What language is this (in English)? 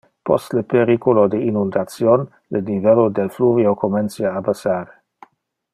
Interlingua